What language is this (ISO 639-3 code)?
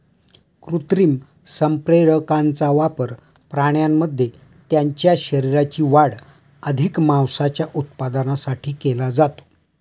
mar